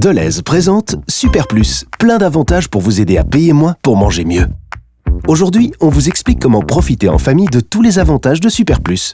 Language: French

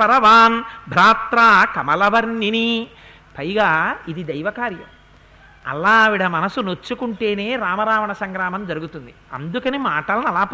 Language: Telugu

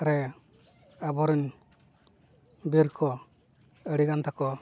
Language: Santali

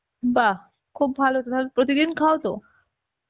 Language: Bangla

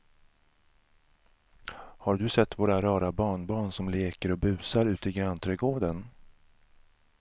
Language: Swedish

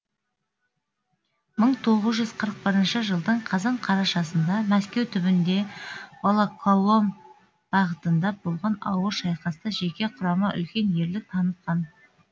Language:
Kazakh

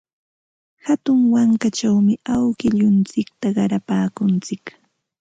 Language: Ambo-Pasco Quechua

